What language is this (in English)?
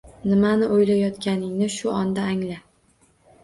Uzbek